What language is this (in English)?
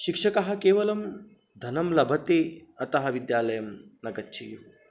Sanskrit